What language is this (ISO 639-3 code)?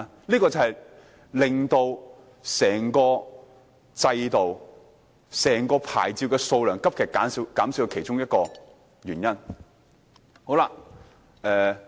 yue